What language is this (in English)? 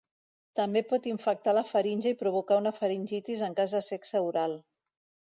Catalan